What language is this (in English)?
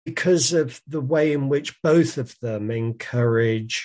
Hebrew